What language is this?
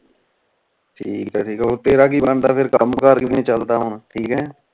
Punjabi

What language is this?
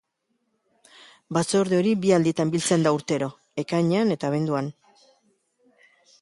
Basque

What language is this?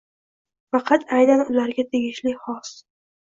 Uzbek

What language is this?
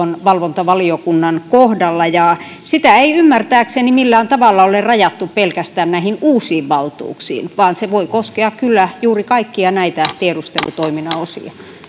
Finnish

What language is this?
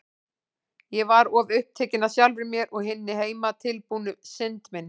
Icelandic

